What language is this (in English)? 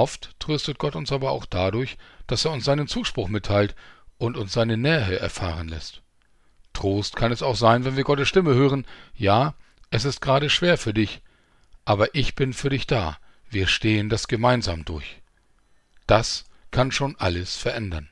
German